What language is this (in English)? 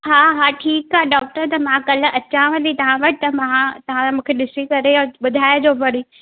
Sindhi